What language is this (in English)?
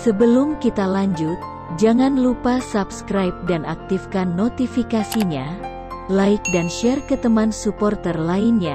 Indonesian